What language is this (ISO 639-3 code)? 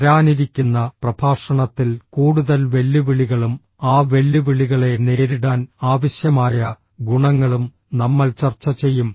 mal